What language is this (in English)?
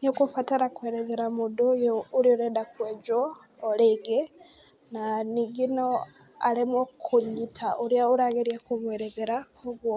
Kikuyu